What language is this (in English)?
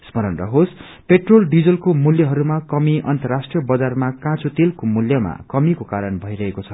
Nepali